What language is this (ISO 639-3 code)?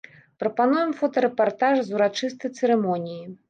bel